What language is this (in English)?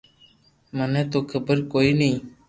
Loarki